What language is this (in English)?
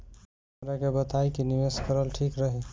Bhojpuri